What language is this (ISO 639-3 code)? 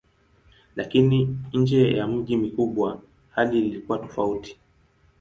swa